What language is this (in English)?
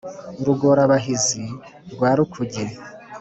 Kinyarwanda